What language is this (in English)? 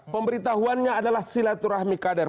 Indonesian